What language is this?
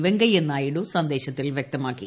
Malayalam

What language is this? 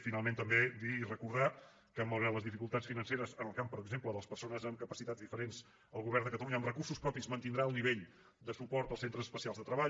Catalan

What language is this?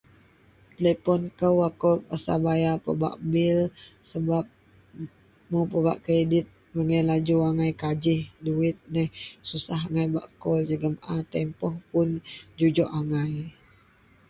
Central Melanau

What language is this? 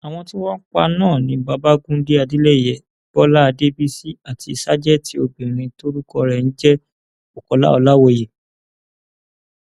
Yoruba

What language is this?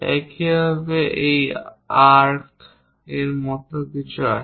Bangla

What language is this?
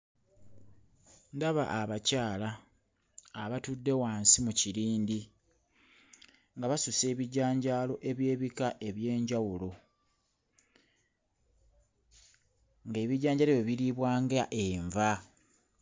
Ganda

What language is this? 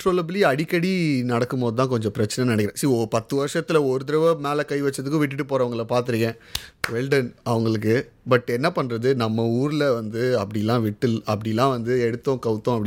Tamil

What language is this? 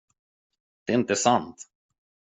Swedish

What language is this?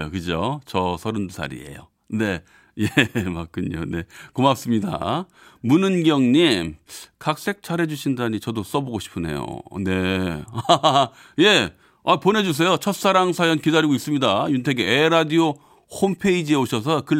Korean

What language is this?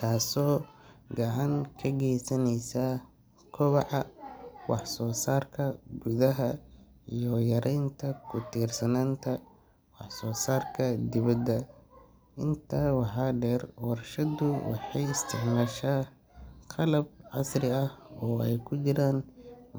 Somali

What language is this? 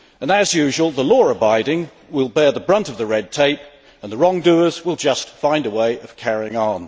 English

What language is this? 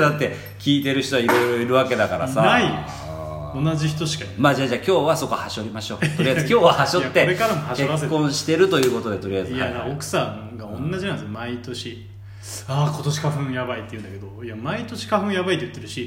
Japanese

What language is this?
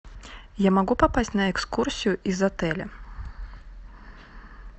Russian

